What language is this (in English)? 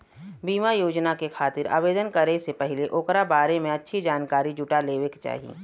Bhojpuri